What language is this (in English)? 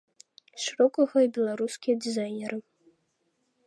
Belarusian